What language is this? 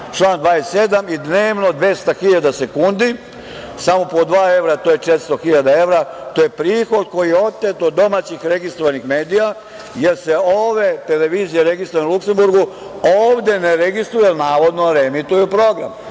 Serbian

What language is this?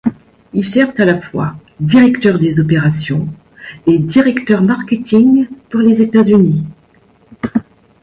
French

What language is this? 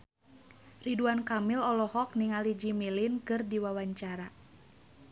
Sundanese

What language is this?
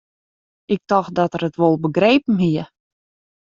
Western Frisian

